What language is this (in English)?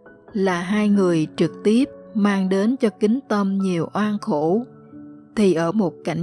Vietnamese